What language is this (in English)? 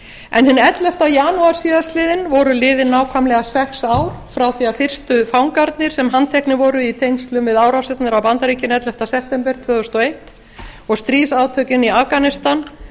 Icelandic